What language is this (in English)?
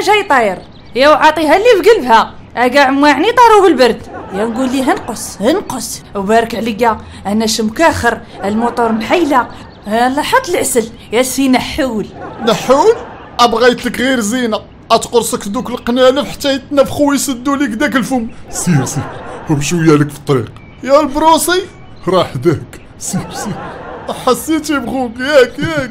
Arabic